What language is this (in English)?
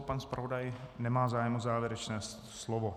Czech